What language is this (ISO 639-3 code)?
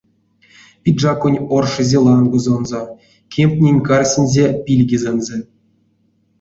myv